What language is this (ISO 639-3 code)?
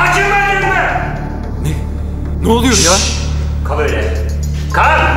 tur